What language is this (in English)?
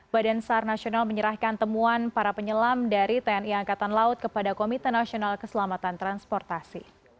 Indonesian